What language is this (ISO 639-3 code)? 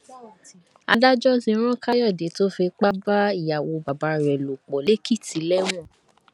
yor